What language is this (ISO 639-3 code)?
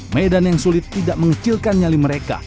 ind